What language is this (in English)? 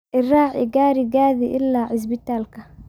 Somali